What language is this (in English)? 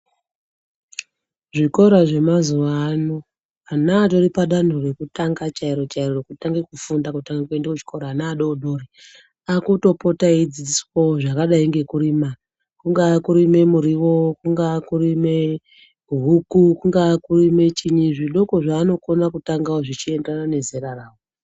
Ndau